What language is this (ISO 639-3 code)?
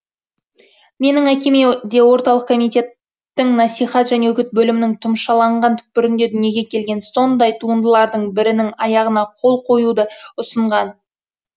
kaz